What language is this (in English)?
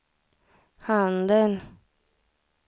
Swedish